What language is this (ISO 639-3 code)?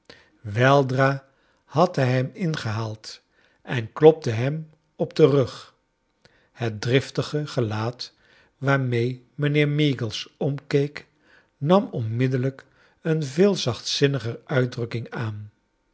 nld